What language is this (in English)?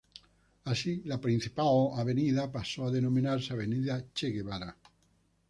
Spanish